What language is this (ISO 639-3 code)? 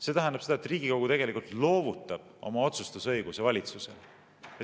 est